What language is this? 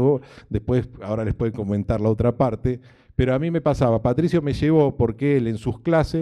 Spanish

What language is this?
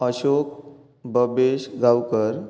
Konkani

